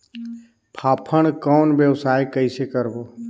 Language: Chhattisgarhi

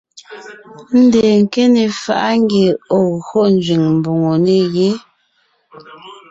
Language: Ngiemboon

